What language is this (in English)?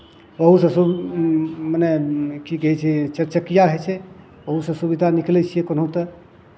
Maithili